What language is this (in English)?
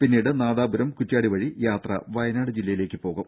Malayalam